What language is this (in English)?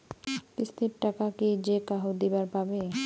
Bangla